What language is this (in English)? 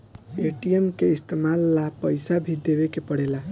Bhojpuri